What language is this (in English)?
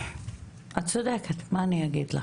Hebrew